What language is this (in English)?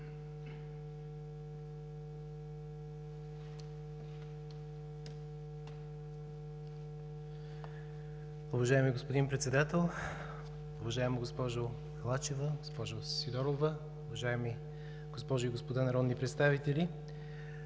Bulgarian